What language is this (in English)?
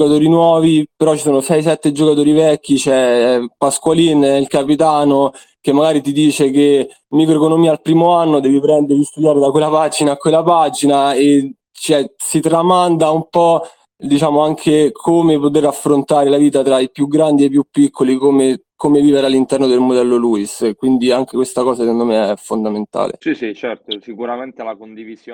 Italian